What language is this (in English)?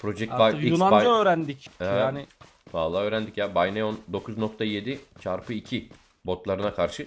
Turkish